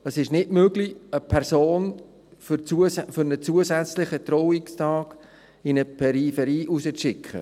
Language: Swiss German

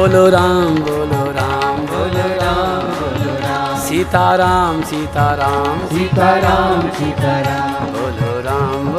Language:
Hindi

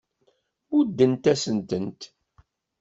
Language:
Kabyle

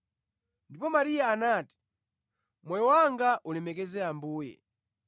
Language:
Nyanja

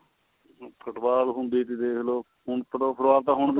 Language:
Punjabi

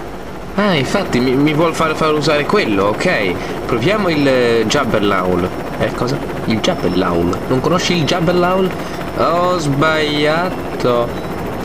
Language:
Italian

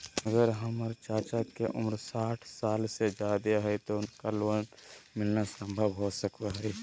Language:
Magahi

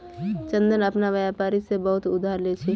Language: Magahi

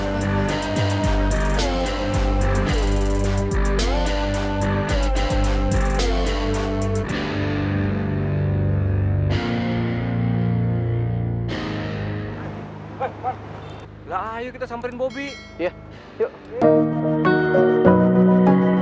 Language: Indonesian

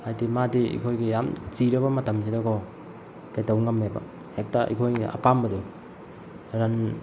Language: Manipuri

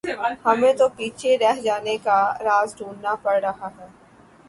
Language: Urdu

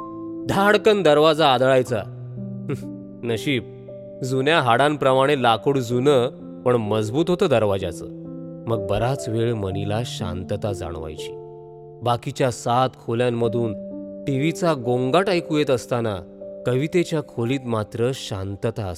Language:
Marathi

